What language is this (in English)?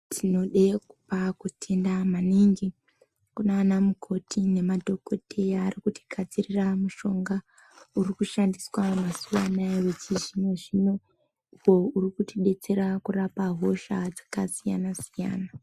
Ndau